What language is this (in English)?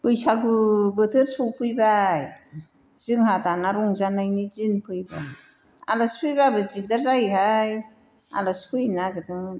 Bodo